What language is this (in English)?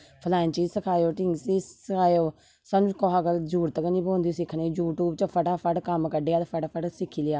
Dogri